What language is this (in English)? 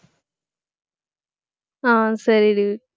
Tamil